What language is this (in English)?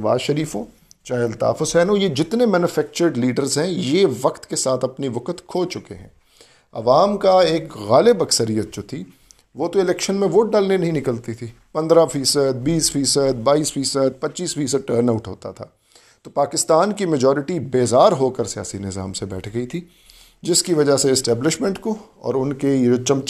Urdu